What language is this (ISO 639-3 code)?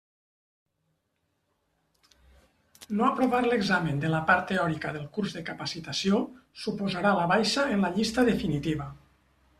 cat